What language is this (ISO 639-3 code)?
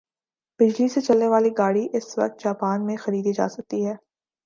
urd